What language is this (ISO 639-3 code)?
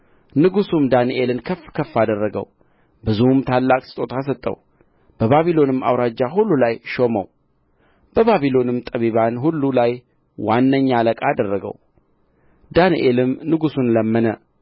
amh